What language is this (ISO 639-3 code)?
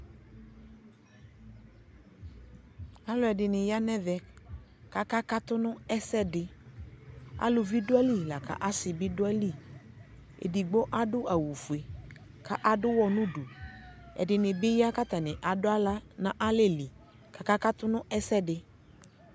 kpo